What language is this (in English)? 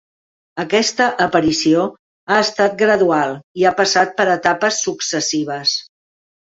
Catalan